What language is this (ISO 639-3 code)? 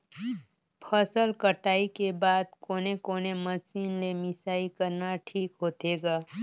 hne